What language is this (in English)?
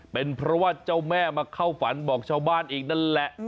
Thai